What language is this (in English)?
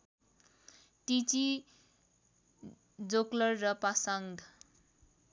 Nepali